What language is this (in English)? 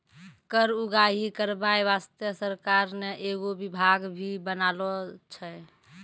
Maithili